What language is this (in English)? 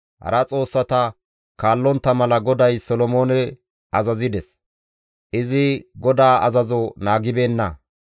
Gamo